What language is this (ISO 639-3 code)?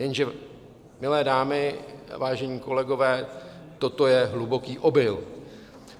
ces